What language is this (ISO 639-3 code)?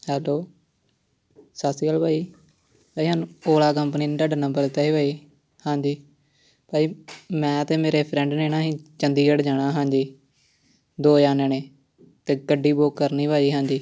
pan